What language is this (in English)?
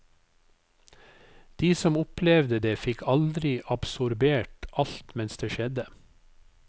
Norwegian